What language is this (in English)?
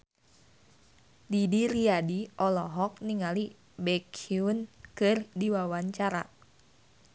Sundanese